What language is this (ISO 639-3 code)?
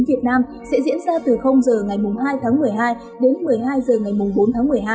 vie